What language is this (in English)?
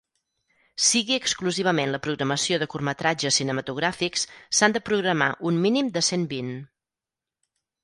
Catalan